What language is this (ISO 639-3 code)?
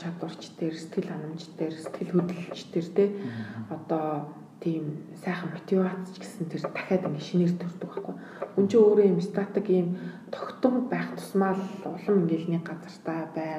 ron